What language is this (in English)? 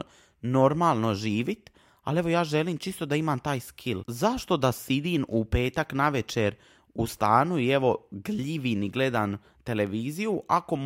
Croatian